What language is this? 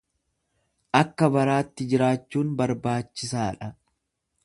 Oromo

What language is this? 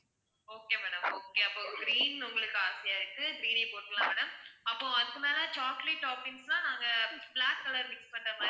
Tamil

